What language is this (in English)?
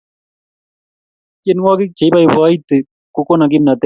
Kalenjin